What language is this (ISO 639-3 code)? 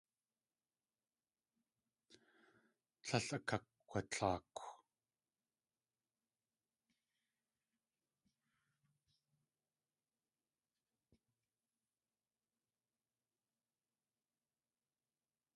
tli